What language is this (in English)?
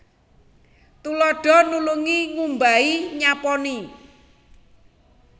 Javanese